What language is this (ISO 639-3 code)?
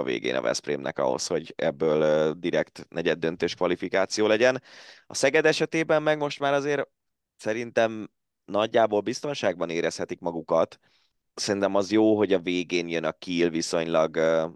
hun